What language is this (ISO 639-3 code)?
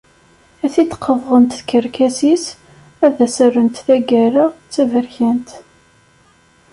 kab